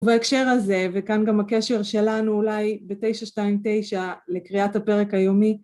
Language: Hebrew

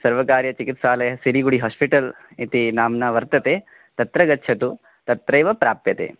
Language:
Sanskrit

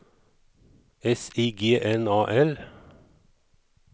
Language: Swedish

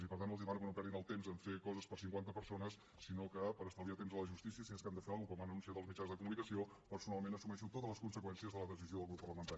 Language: Catalan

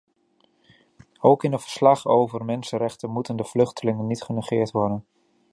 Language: Dutch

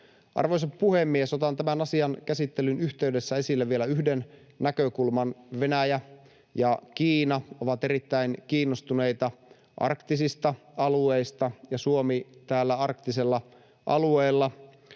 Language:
Finnish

